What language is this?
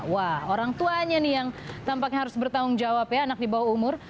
Indonesian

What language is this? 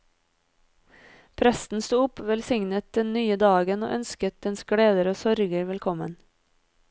Norwegian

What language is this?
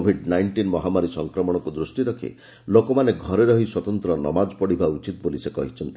Odia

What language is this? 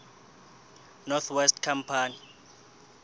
Southern Sotho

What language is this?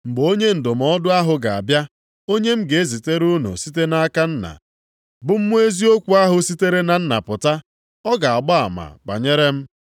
Igbo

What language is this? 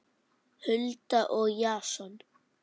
Icelandic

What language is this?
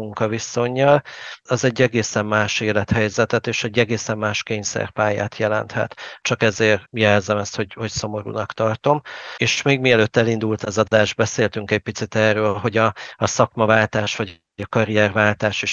Hungarian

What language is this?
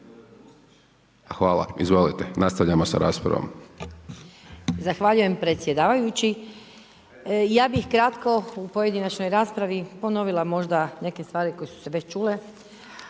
Croatian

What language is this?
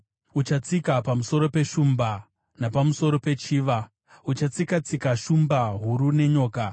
Shona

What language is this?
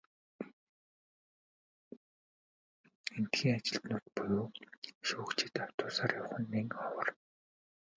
Mongolian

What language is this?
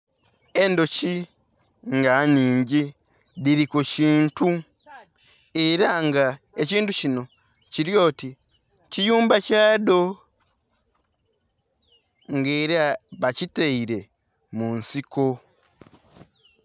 Soga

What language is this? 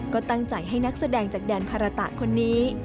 Thai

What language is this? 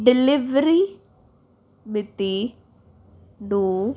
Punjabi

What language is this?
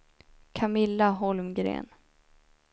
Swedish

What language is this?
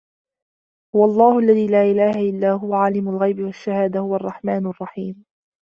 Arabic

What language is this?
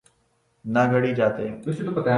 Urdu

